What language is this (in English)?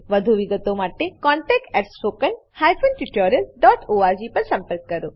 Gujarati